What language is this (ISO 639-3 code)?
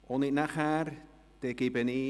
gsw